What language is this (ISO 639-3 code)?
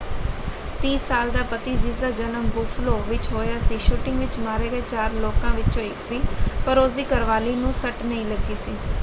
pan